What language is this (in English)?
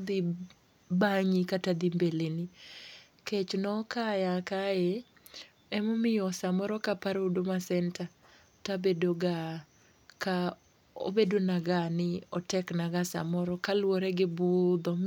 Luo (Kenya and Tanzania)